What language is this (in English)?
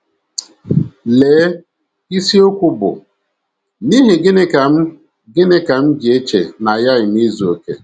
Igbo